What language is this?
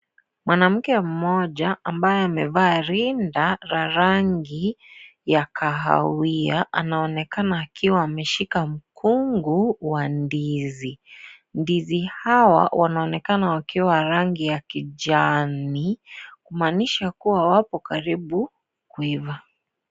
Swahili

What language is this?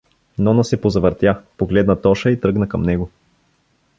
Bulgarian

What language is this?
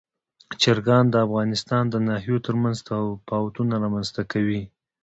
Pashto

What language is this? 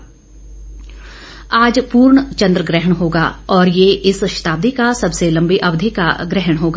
Hindi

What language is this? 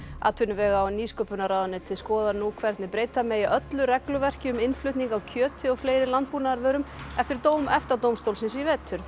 Icelandic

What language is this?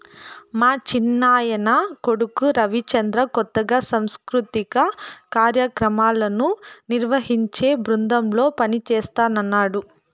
Telugu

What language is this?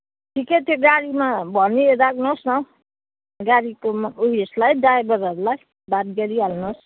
Nepali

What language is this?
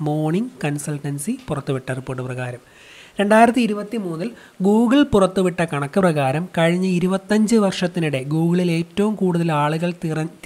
Malayalam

